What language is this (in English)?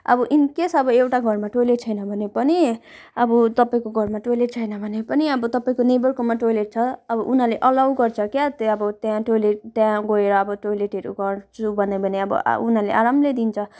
Nepali